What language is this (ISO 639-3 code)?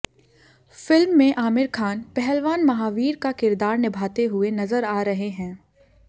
hin